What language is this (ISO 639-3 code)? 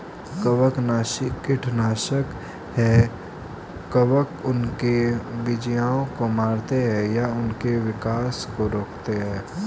hin